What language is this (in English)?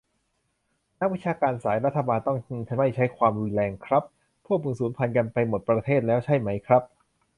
Thai